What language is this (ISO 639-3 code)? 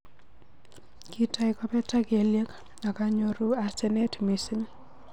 kln